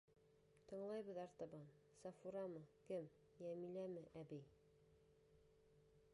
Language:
Bashkir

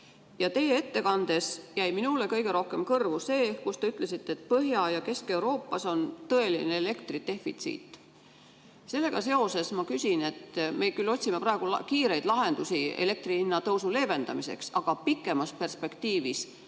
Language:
Estonian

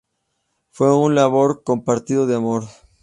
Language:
Spanish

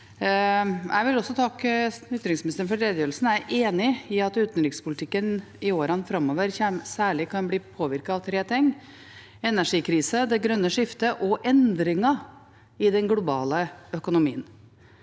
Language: Norwegian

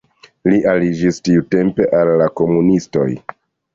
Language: Esperanto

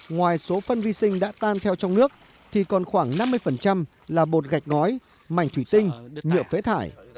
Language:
Vietnamese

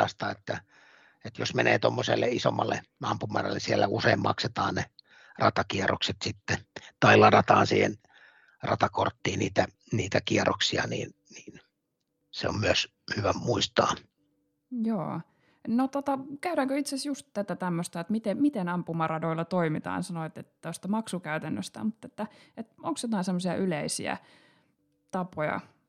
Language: Finnish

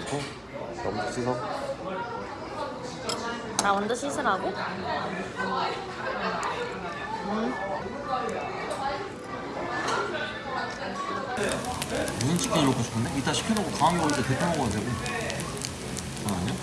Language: Korean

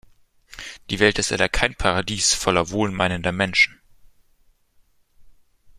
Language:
German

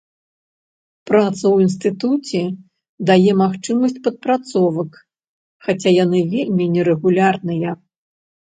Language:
Belarusian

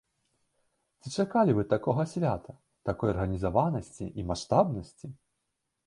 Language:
Belarusian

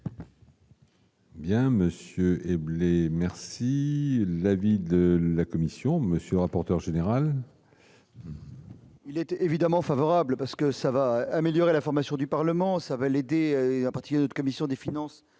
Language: French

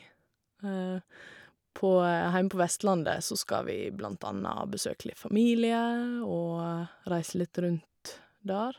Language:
Norwegian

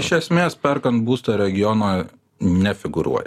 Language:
Lithuanian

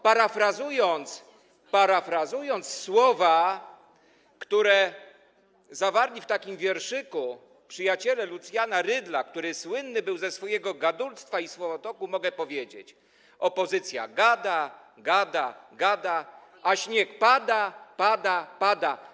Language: Polish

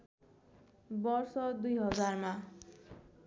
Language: Nepali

